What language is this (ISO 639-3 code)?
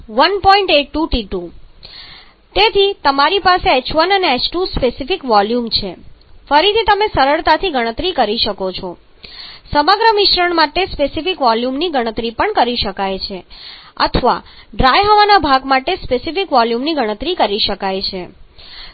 guj